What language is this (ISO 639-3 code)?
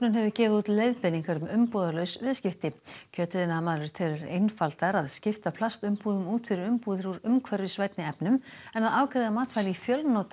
isl